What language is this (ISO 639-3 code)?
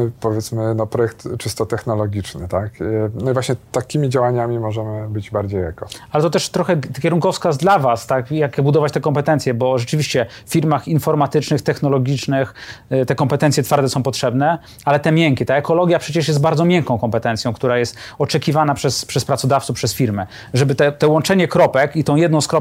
pol